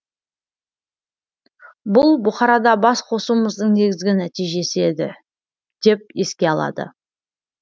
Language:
Kazakh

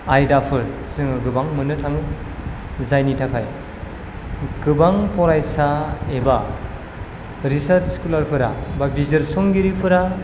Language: Bodo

